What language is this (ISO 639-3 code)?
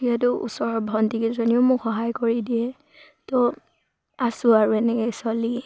asm